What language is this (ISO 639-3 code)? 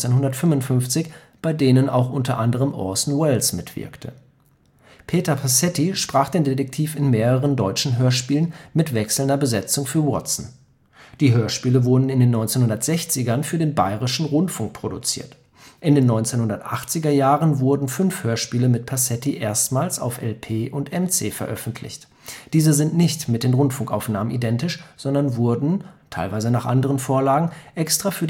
deu